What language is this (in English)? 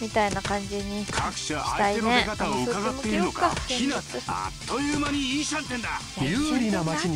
Japanese